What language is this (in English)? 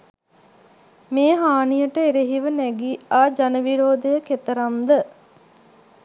Sinhala